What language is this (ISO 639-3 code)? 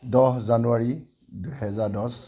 asm